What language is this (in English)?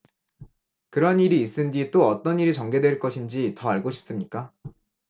Korean